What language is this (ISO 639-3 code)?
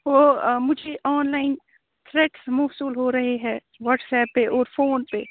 urd